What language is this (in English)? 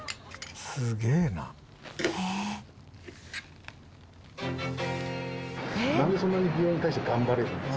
Japanese